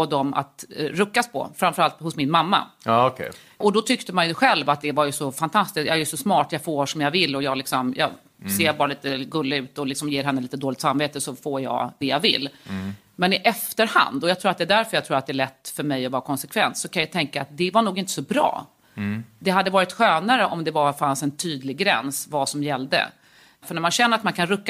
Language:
Swedish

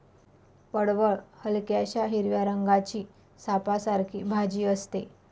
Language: Marathi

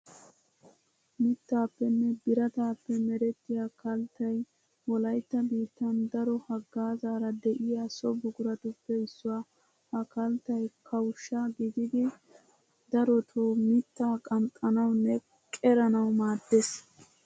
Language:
Wolaytta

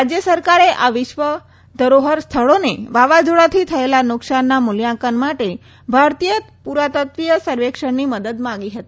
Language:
Gujarati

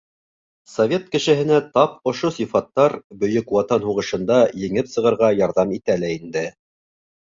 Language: Bashkir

